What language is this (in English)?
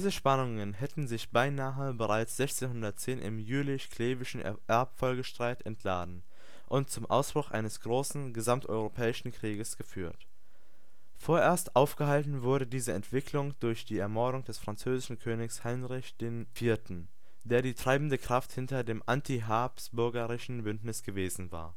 German